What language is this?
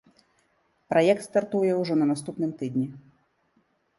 Belarusian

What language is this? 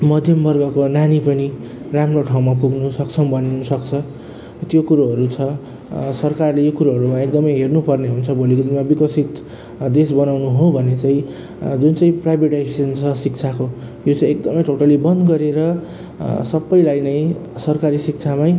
Nepali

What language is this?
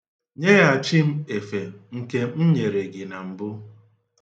Igbo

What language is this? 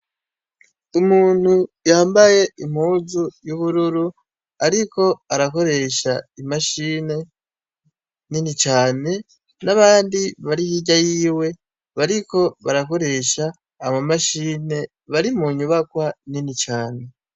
Rundi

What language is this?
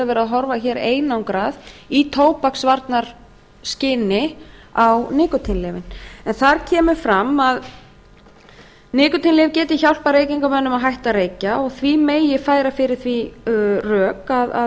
Icelandic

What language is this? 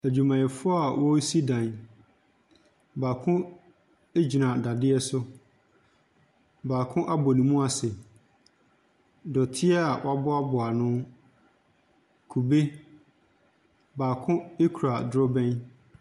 Akan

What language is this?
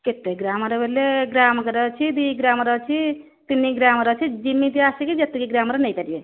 Odia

